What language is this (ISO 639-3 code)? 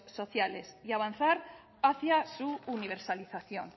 spa